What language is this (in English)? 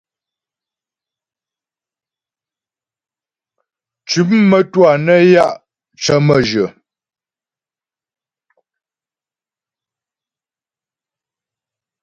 Ghomala